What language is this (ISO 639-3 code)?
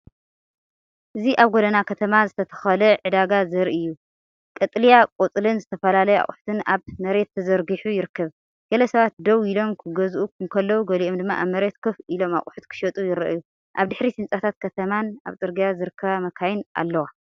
tir